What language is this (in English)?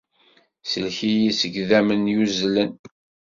Kabyle